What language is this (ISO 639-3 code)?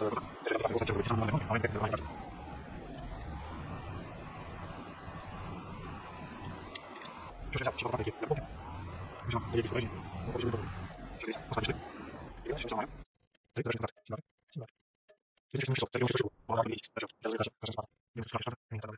ukr